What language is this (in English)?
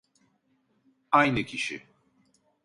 Turkish